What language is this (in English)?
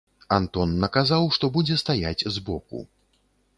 Belarusian